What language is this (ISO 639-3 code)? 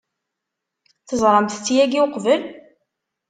kab